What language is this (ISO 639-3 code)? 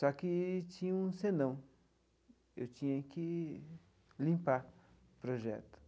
por